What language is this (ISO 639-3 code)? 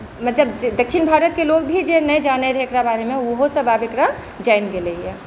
mai